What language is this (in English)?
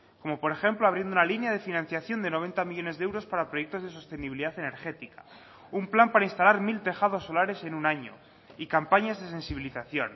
Spanish